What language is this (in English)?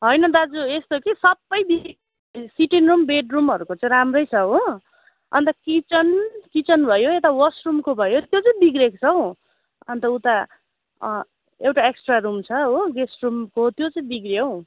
Nepali